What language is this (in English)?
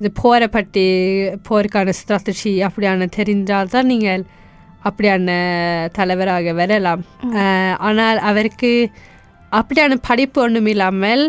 Tamil